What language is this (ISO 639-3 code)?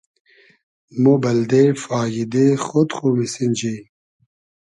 haz